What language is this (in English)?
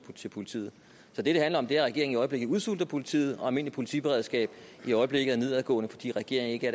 Danish